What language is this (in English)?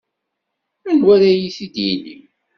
Kabyle